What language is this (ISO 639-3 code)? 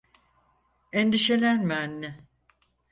tur